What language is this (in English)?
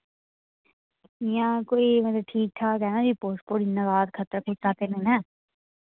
Dogri